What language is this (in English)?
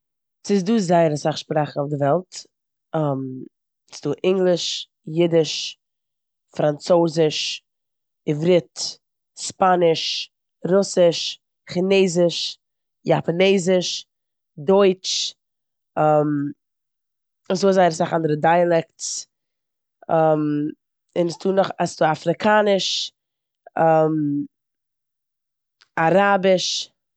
Yiddish